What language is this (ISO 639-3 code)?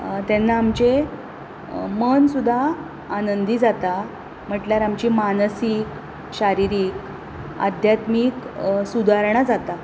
kok